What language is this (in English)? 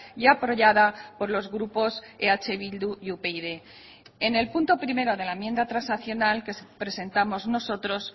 Spanish